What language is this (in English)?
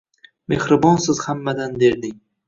Uzbek